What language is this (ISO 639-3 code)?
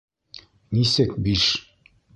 bak